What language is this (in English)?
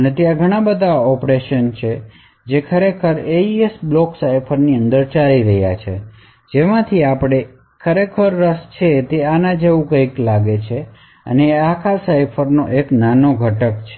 Gujarati